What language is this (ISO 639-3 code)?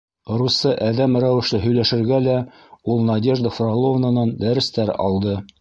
bak